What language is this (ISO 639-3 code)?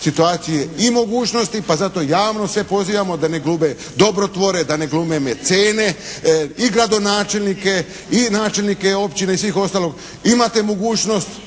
hrv